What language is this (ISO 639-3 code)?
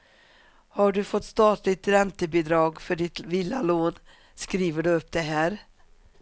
swe